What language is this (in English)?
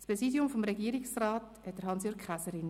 Swiss German